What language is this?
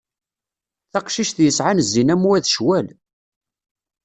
Kabyle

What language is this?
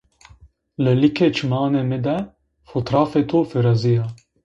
Zaza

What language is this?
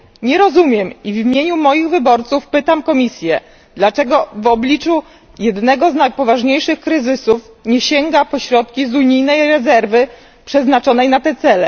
Polish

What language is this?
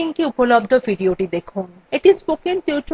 Bangla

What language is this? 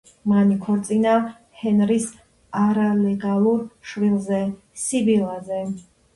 Georgian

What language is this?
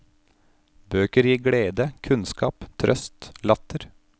Norwegian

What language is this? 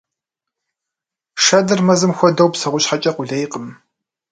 Kabardian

